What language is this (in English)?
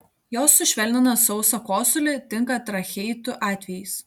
Lithuanian